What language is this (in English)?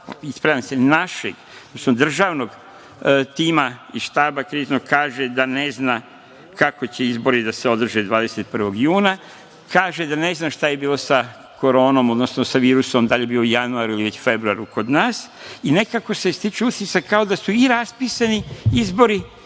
Serbian